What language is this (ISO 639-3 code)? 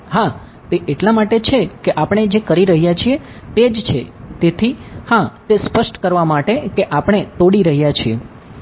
guj